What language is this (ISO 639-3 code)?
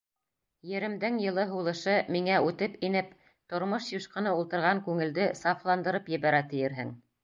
bak